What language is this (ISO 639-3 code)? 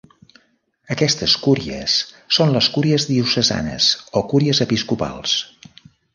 cat